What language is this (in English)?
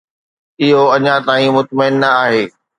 Sindhi